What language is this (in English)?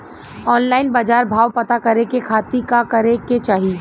Bhojpuri